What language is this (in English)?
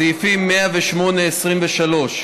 Hebrew